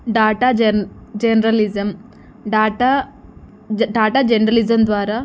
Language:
Telugu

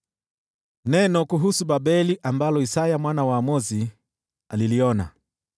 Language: Swahili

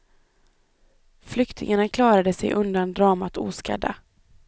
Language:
Swedish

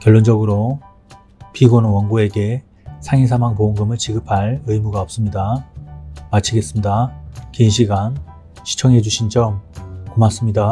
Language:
Korean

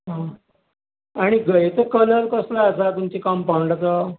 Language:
Konkani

